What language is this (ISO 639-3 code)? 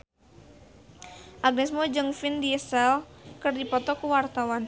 sun